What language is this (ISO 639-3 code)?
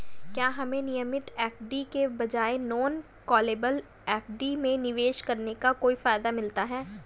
hin